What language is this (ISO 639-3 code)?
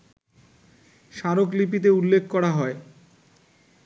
ben